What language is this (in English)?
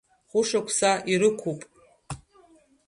Abkhazian